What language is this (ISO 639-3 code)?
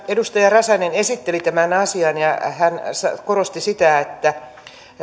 fin